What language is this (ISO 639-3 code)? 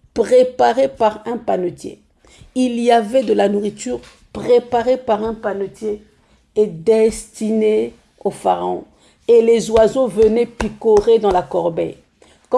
fra